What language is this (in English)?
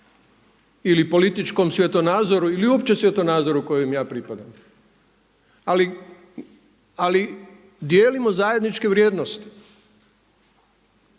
Croatian